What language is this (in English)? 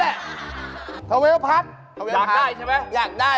Thai